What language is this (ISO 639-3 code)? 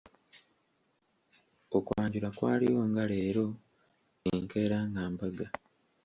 lug